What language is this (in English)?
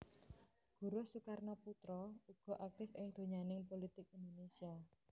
Javanese